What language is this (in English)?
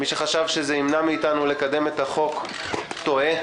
Hebrew